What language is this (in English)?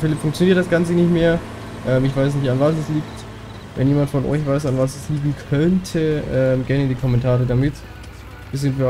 German